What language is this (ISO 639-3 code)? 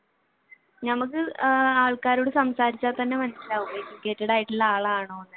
mal